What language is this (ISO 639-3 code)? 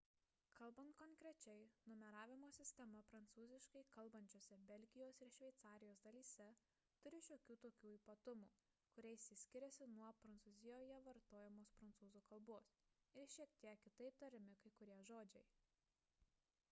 lit